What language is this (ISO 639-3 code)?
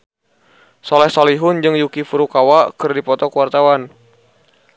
sun